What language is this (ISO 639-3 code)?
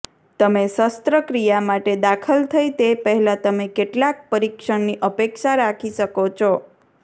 guj